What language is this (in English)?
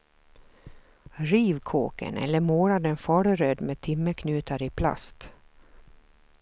Swedish